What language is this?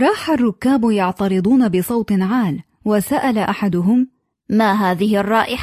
Arabic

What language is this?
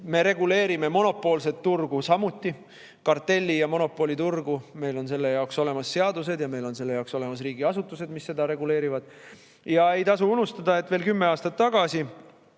Estonian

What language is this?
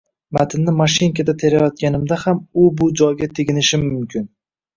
Uzbek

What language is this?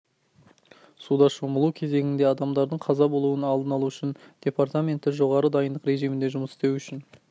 Kazakh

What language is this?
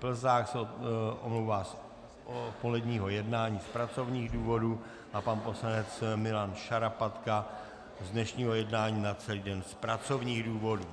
Czech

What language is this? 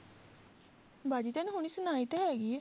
Punjabi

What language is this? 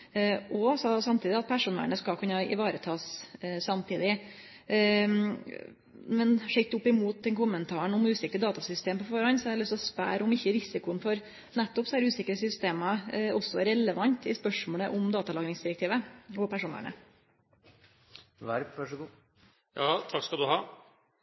Norwegian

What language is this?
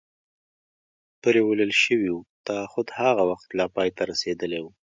Pashto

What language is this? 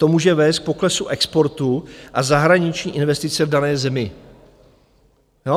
Czech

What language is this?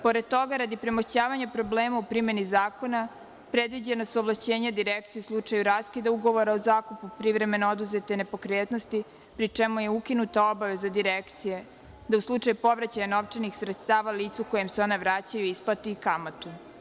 Serbian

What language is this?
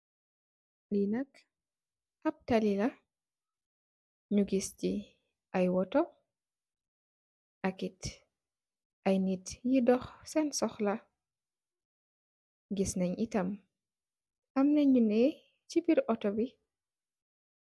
Wolof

